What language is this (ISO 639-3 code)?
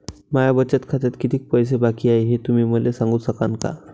mar